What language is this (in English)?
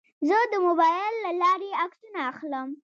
Pashto